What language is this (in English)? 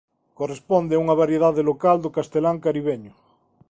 Galician